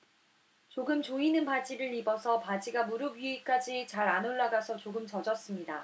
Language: Korean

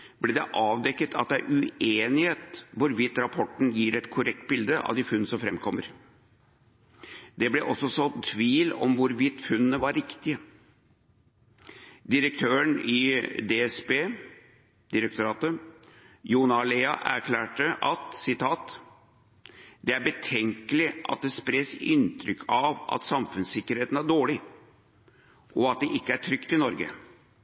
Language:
Norwegian Bokmål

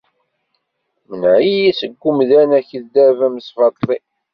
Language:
Kabyle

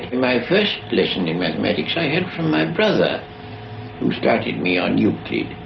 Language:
English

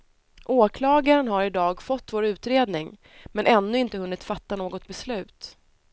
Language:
Swedish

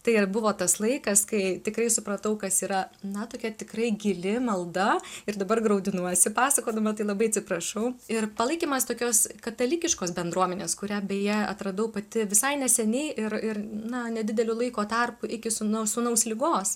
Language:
Lithuanian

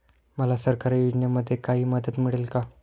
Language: Marathi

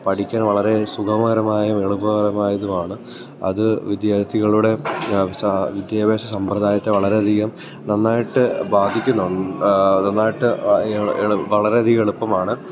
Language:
Malayalam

